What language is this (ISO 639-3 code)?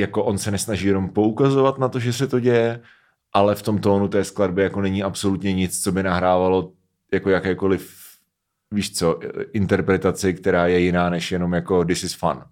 ces